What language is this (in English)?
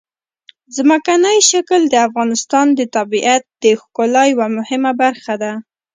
Pashto